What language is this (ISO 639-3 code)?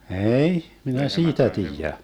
fin